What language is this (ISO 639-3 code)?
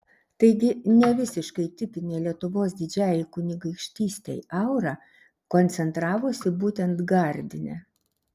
lit